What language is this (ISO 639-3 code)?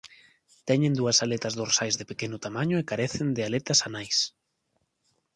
glg